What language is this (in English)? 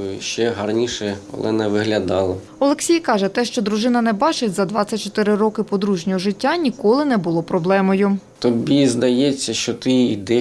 Ukrainian